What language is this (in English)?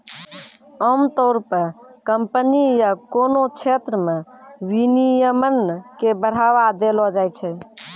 Maithili